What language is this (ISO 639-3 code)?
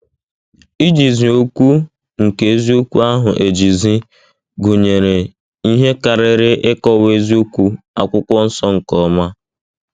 ibo